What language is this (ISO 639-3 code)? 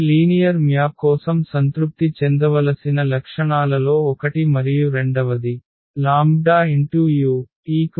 tel